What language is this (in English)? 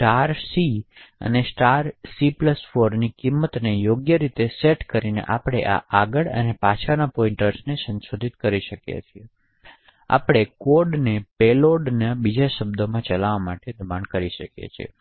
Gujarati